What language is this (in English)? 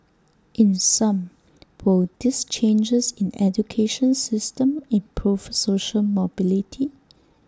English